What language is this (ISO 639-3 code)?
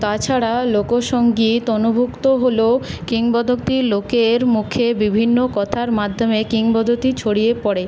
ben